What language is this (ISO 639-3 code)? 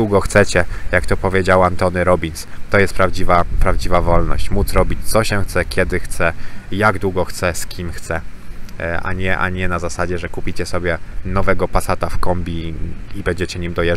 pol